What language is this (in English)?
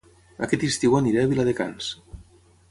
Catalan